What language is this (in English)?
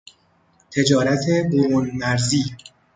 Persian